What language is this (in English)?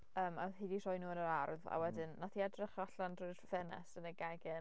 Welsh